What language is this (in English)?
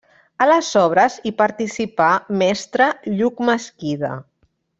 Catalan